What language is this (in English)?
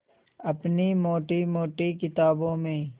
Hindi